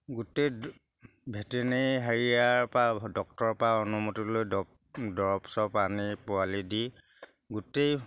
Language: Assamese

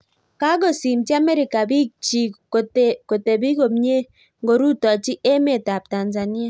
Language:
Kalenjin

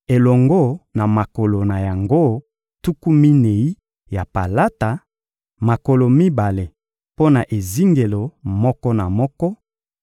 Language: Lingala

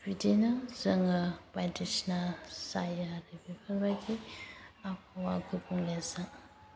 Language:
Bodo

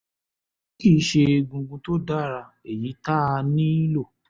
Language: Yoruba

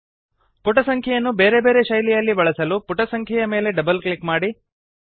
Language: Kannada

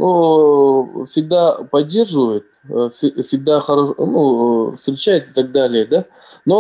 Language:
Russian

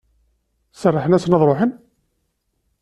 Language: Kabyle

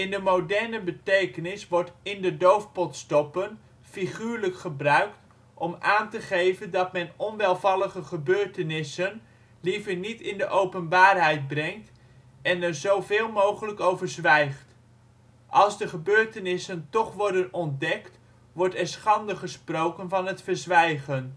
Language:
Dutch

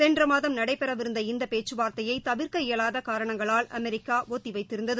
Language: Tamil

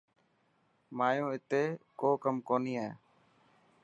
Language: Dhatki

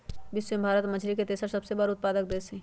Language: Magahi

